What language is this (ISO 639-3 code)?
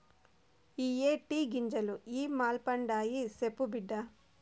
tel